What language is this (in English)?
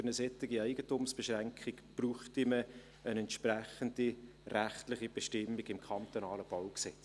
Swiss German